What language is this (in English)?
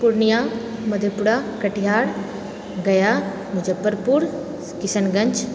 Maithili